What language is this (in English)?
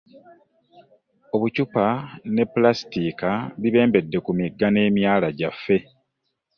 Ganda